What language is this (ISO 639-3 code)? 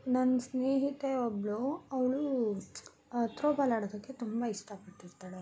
kan